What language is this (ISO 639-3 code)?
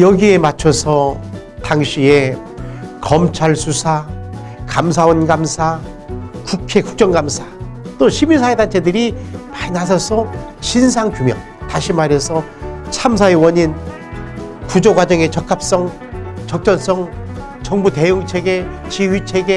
kor